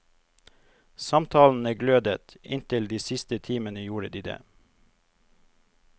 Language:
Norwegian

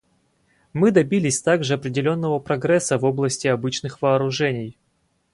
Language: Russian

